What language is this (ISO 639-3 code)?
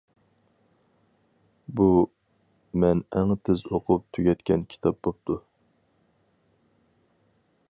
uig